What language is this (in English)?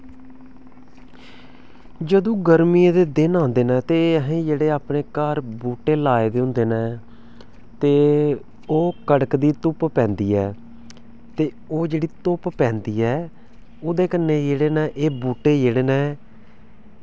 Dogri